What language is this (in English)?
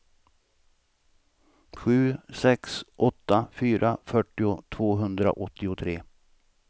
Swedish